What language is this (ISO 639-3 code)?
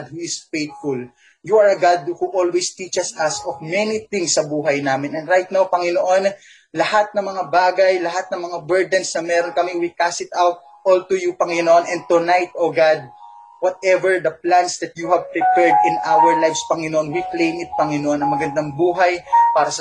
fil